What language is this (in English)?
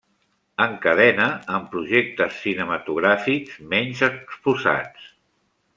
Catalan